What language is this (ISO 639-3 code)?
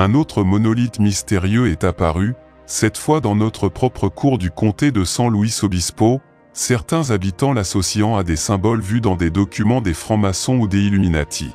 fra